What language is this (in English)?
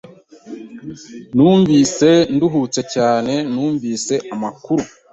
Kinyarwanda